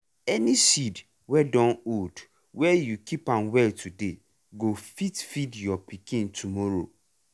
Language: Nigerian Pidgin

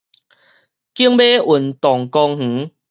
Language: Min Nan Chinese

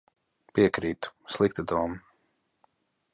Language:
Latvian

